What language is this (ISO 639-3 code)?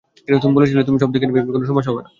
ben